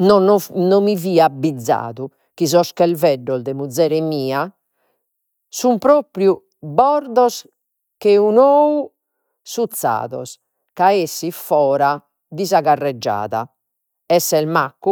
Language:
Sardinian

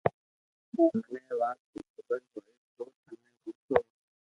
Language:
Loarki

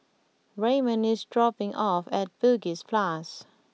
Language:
English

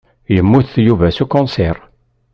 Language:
Kabyle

